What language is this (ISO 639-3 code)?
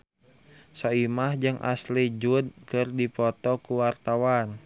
sun